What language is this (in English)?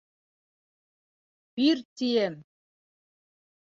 Bashkir